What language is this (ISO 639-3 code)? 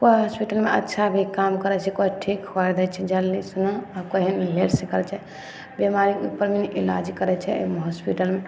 mai